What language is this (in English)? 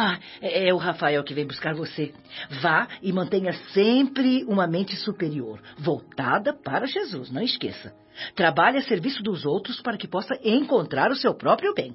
Portuguese